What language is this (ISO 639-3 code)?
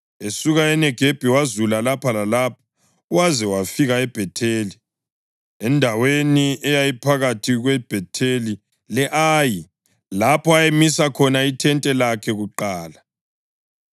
nde